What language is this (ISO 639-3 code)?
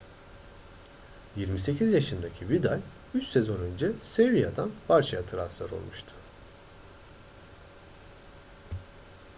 tur